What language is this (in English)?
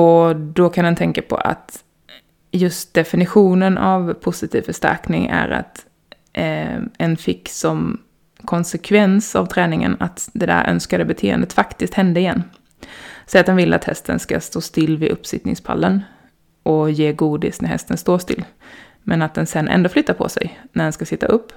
Swedish